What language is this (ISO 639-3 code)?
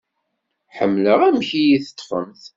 kab